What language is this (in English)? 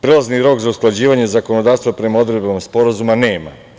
Serbian